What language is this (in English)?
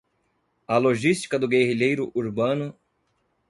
Portuguese